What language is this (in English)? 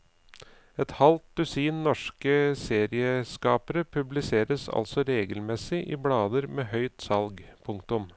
Norwegian